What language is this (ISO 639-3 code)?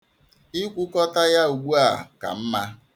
ibo